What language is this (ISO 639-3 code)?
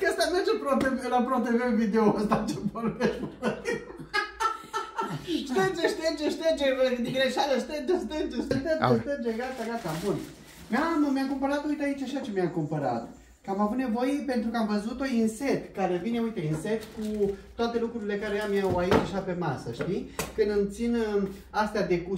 ron